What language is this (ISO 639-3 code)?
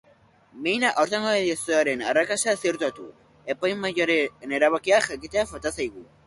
eus